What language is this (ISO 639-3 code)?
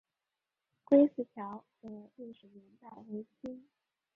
zho